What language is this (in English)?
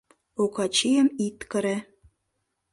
Mari